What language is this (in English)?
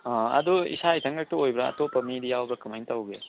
Manipuri